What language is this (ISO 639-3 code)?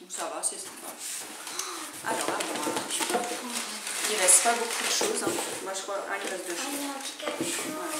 fra